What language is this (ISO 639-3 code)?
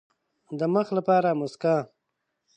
pus